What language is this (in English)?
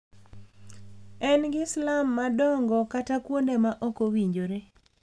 Luo (Kenya and Tanzania)